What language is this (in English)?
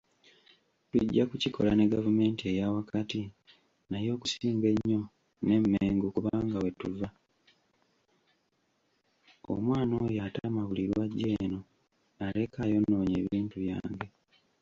Ganda